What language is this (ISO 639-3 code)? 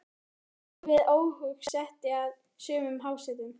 isl